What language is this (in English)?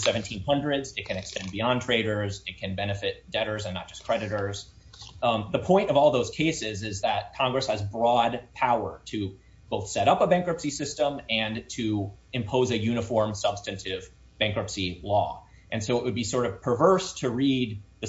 English